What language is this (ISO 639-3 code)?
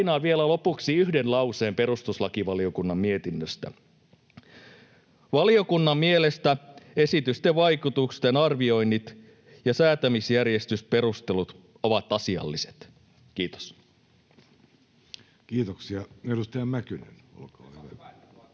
fin